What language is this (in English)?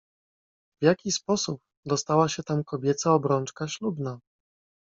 Polish